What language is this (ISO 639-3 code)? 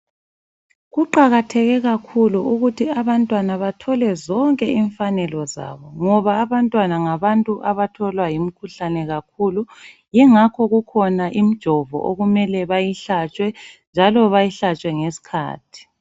nde